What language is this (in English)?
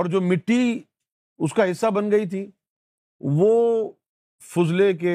Urdu